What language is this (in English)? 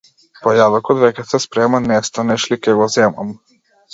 Macedonian